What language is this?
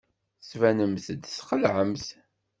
Kabyle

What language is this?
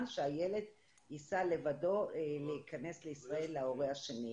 Hebrew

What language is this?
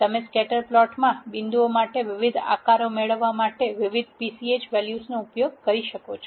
Gujarati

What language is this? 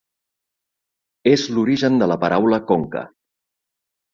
Catalan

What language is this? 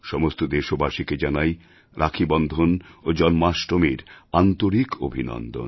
Bangla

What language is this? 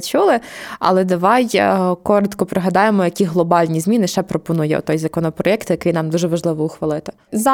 Ukrainian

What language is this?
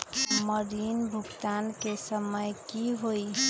Magahi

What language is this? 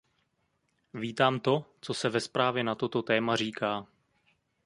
Czech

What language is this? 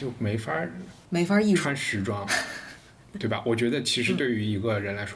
Chinese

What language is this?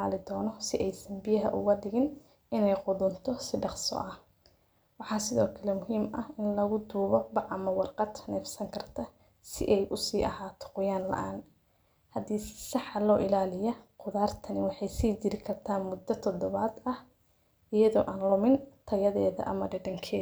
Somali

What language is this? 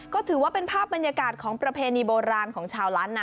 Thai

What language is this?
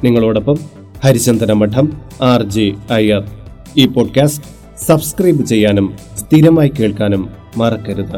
Malayalam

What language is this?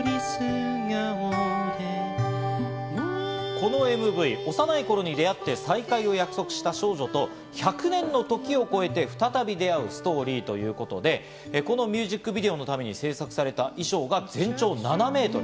Japanese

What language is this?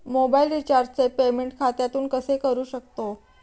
Marathi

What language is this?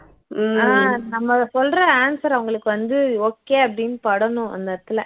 Tamil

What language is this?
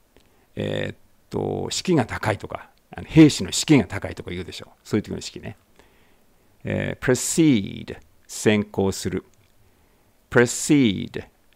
Japanese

